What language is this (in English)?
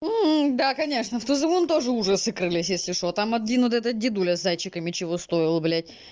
Russian